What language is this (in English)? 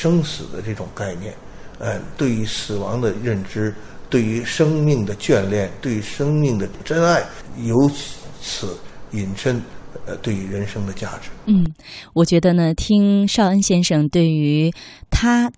Chinese